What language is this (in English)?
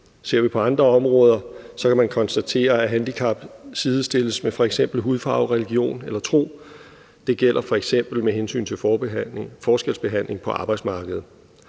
Danish